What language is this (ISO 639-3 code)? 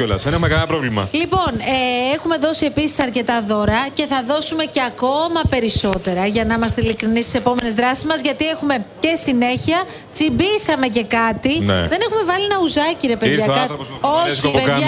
ell